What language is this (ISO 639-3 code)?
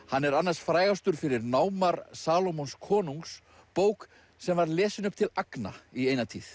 isl